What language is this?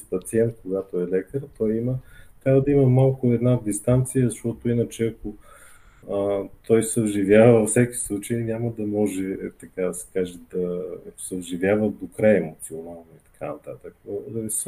Bulgarian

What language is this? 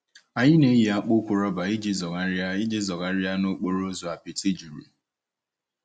Igbo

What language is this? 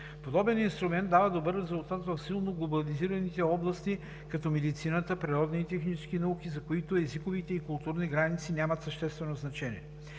Bulgarian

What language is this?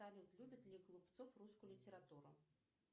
Russian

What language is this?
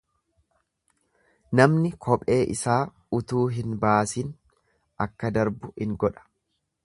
Oromo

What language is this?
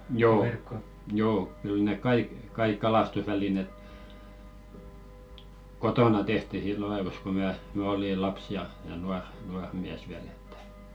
Finnish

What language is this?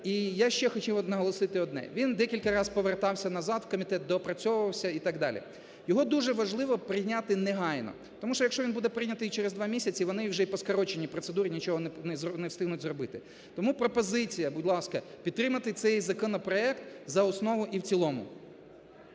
Ukrainian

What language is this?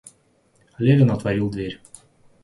Russian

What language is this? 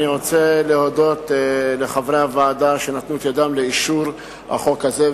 Hebrew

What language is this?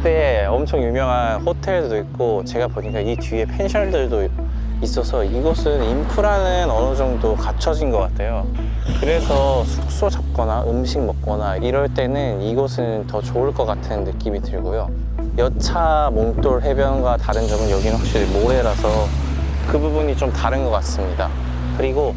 Korean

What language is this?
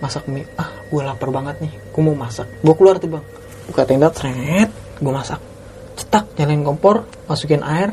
Indonesian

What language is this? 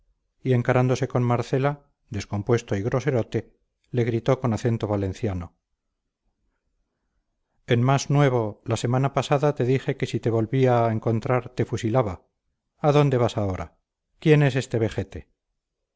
Spanish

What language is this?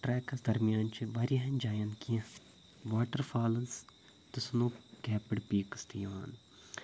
Kashmiri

